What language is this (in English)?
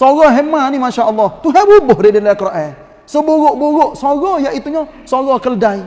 Malay